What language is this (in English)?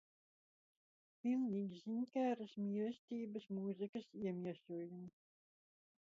Latvian